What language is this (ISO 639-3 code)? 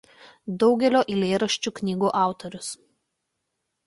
lit